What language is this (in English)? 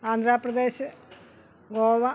Malayalam